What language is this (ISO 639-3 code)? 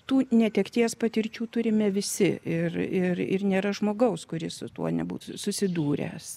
lit